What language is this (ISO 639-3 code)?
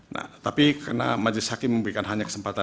ind